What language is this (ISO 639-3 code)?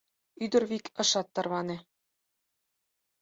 chm